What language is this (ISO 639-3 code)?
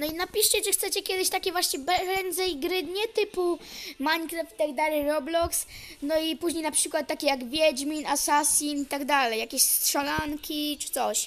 pol